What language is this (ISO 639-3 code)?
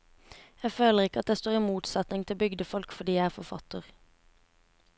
nor